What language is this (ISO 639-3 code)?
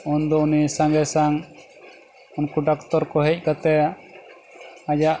sat